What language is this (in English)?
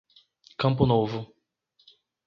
Portuguese